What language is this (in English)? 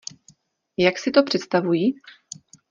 Czech